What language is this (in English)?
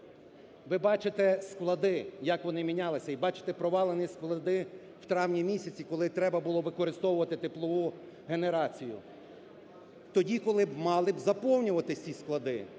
Ukrainian